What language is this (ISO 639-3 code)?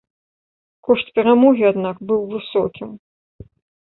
bel